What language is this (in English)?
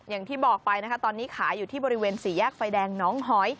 Thai